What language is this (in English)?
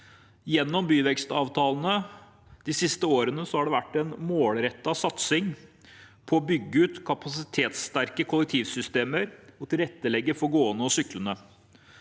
Norwegian